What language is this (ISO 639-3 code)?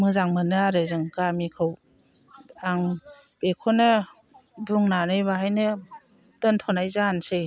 brx